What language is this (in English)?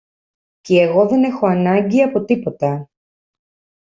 Greek